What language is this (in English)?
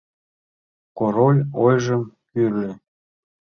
Mari